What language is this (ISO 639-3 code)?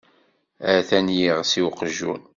kab